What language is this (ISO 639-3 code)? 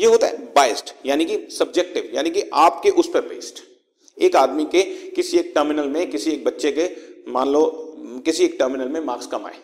hin